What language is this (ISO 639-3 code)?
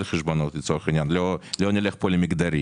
heb